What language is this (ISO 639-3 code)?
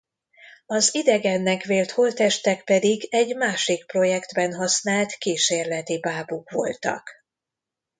hun